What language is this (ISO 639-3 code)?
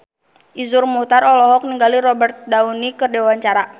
sun